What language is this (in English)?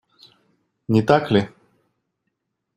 Russian